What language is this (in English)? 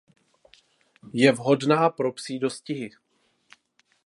Czech